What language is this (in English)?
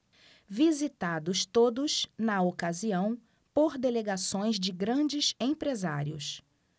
Portuguese